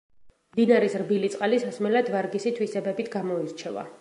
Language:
Georgian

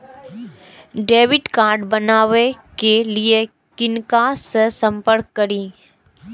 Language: Maithili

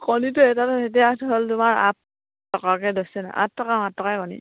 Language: Assamese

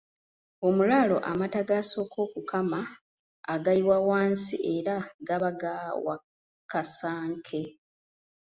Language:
Ganda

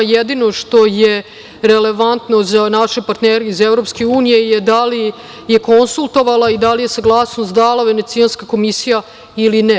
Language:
Serbian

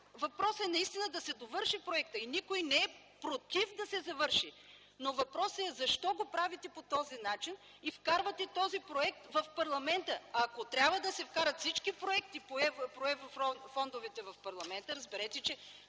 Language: Bulgarian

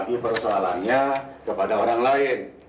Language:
Indonesian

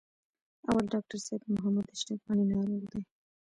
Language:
Pashto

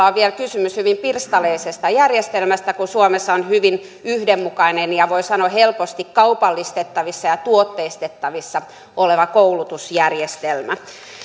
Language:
Finnish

